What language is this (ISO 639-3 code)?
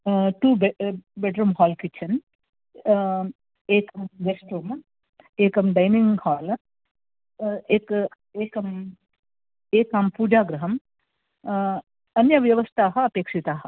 san